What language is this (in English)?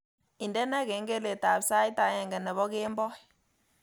Kalenjin